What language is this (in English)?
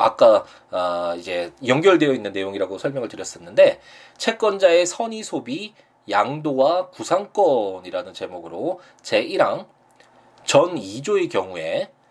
Korean